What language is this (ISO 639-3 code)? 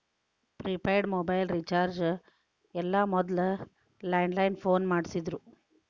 kan